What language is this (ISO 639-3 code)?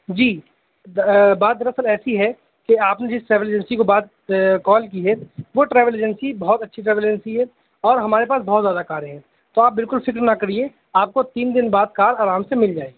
urd